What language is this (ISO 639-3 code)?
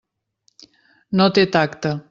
cat